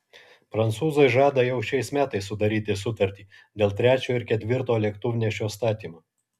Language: Lithuanian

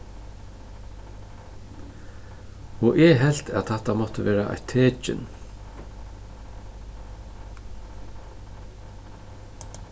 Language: Faroese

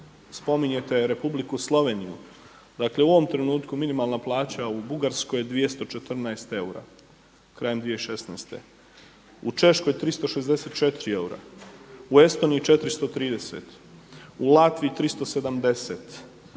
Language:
Croatian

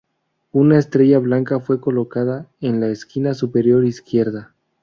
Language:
Spanish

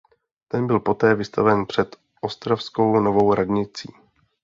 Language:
Czech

